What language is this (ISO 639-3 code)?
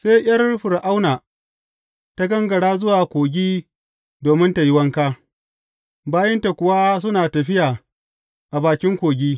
hau